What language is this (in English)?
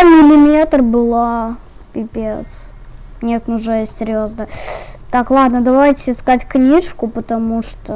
Russian